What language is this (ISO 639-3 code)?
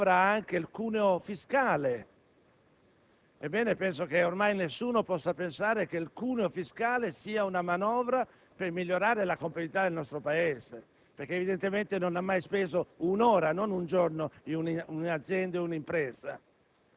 ita